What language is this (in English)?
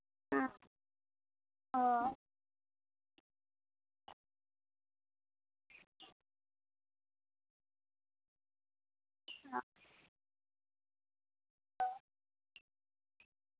Santali